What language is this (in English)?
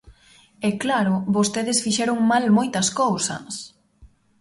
Galician